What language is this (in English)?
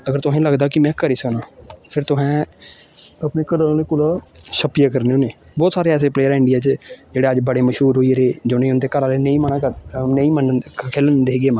Dogri